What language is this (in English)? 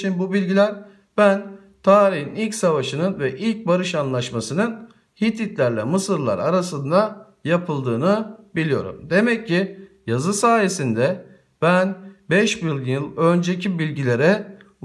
Turkish